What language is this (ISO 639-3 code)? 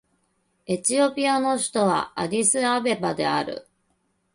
jpn